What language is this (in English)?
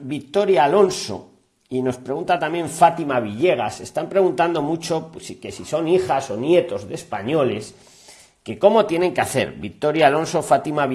Spanish